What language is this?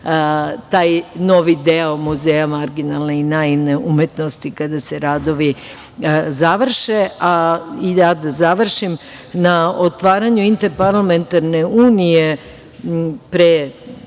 Serbian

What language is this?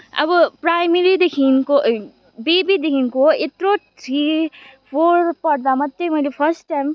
Nepali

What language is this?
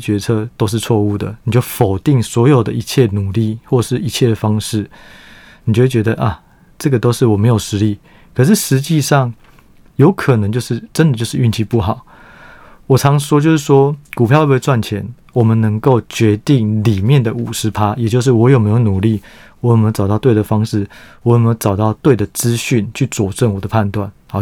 Chinese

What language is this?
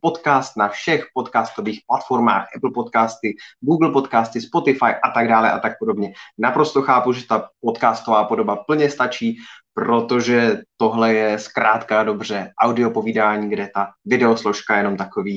Czech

